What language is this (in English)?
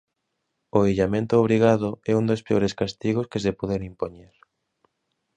Galician